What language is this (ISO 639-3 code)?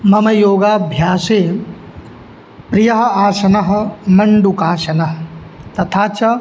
san